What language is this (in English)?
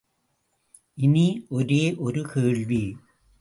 Tamil